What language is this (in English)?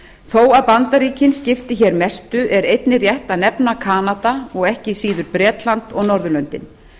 Icelandic